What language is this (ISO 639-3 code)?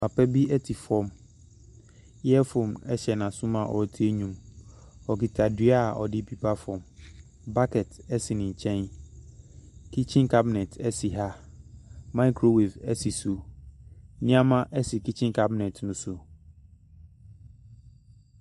aka